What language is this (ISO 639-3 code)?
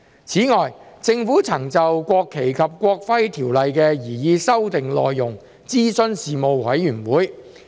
yue